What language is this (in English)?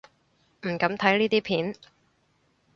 Cantonese